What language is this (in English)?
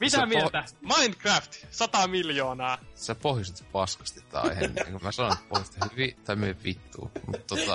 Finnish